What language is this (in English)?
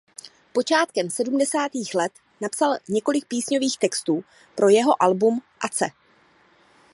Czech